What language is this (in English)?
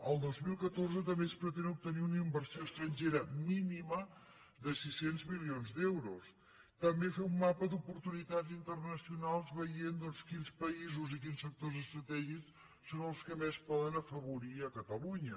Catalan